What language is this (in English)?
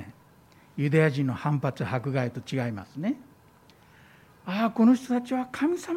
Japanese